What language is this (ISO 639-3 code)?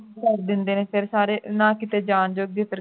pan